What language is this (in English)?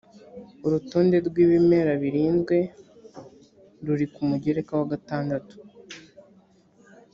Kinyarwanda